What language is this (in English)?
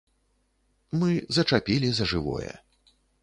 Belarusian